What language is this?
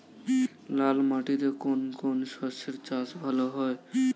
Bangla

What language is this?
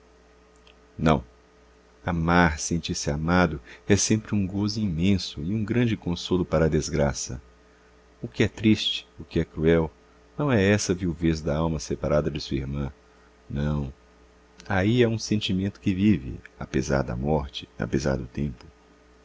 Portuguese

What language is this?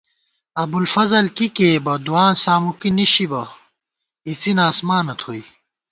Gawar-Bati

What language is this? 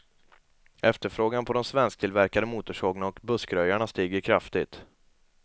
Swedish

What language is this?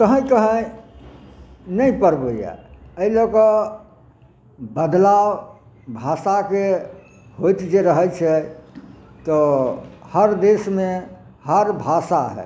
Maithili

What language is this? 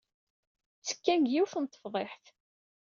Kabyle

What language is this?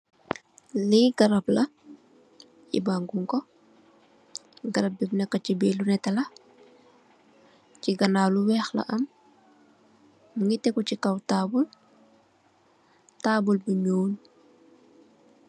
Wolof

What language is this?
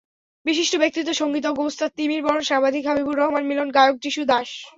Bangla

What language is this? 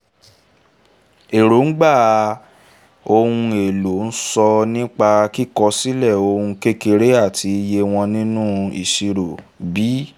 Yoruba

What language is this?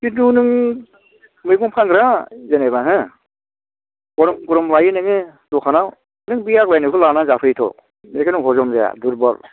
Bodo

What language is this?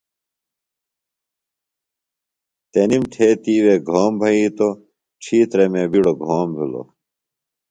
Phalura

